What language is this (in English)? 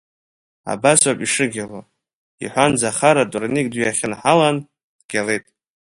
Abkhazian